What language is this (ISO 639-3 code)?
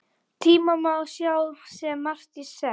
isl